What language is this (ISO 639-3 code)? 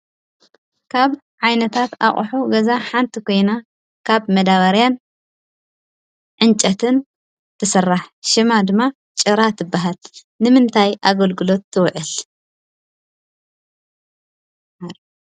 tir